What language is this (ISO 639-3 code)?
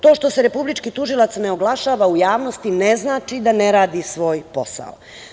srp